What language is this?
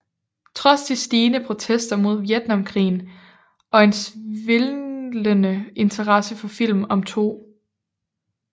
Danish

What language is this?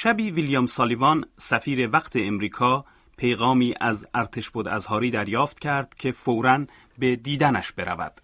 Persian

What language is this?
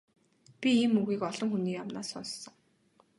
Mongolian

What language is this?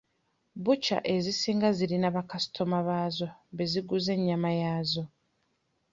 Ganda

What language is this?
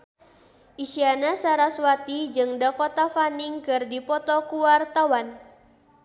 Sundanese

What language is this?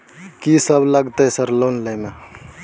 Maithili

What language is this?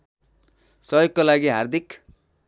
Nepali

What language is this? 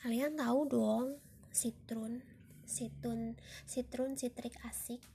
Indonesian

